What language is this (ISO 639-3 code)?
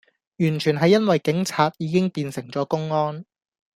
yue